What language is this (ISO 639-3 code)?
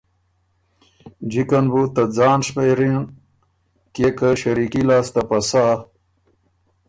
oru